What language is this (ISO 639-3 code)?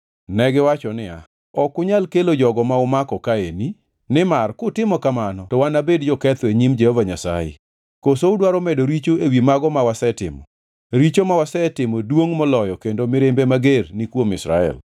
luo